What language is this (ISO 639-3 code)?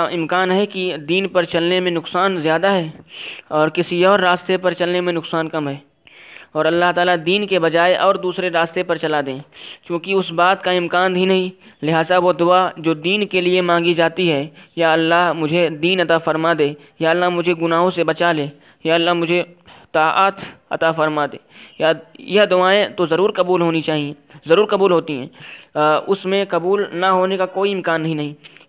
urd